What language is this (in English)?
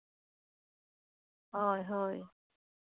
Santali